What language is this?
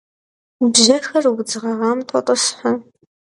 Kabardian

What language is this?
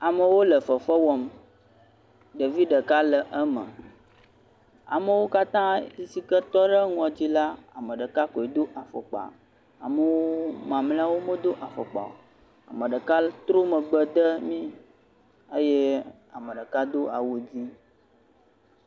Ewe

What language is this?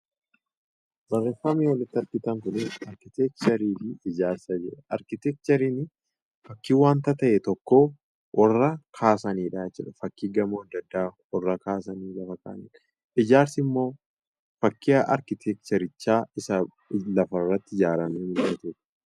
Oromo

